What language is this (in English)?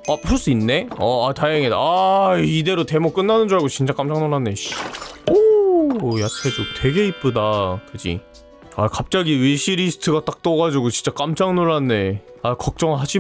Korean